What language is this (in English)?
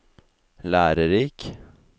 Norwegian